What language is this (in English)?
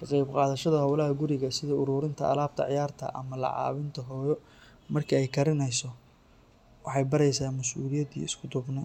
Somali